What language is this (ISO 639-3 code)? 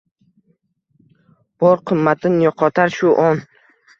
uzb